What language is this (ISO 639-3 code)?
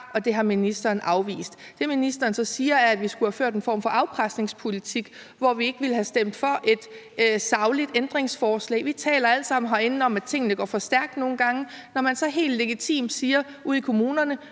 dan